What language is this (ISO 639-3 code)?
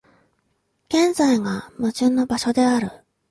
jpn